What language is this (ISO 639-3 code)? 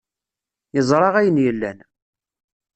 kab